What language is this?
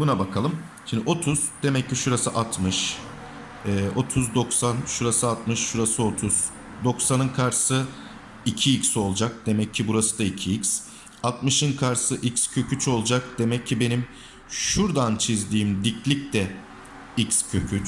Turkish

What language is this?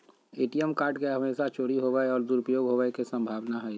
Magahi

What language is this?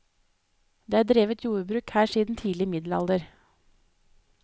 Norwegian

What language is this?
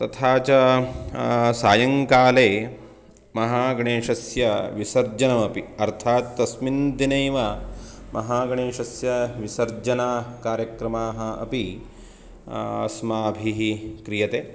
Sanskrit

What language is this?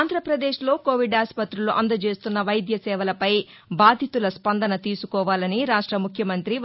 Telugu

